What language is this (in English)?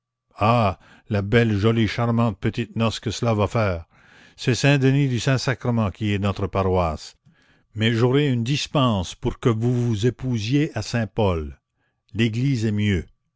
French